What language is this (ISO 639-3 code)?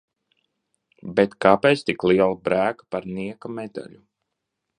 lav